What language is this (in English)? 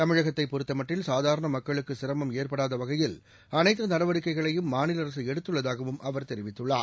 Tamil